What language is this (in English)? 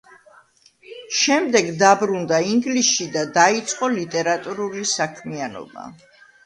Georgian